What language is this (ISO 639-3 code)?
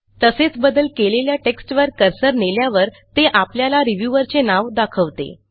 mar